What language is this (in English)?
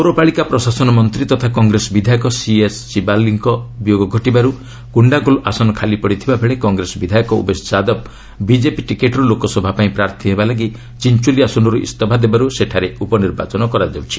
Odia